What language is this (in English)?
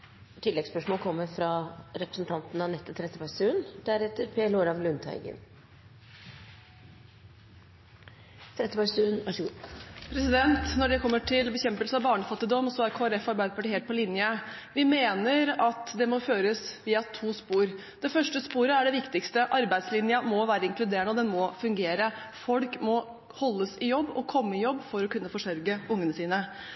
Norwegian